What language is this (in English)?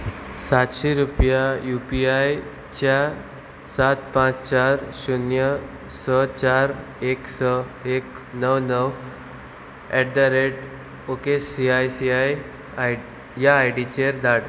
Konkani